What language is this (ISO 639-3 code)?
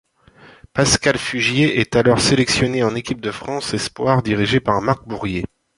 fra